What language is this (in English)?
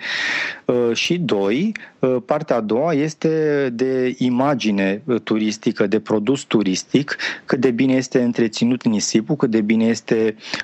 Romanian